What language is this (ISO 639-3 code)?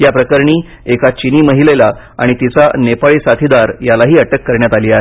mar